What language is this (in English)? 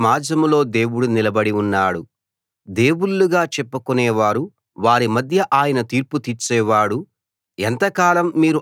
Telugu